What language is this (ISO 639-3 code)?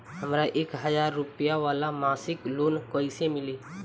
bho